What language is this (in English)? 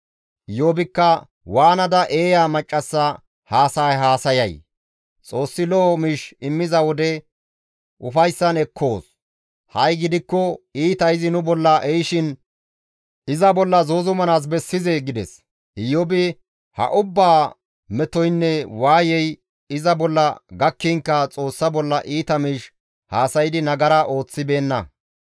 Gamo